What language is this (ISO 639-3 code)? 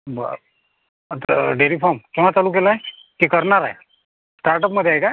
mar